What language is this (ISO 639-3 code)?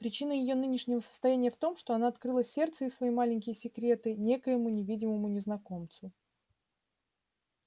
rus